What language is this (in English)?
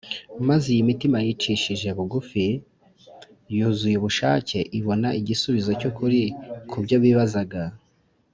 Kinyarwanda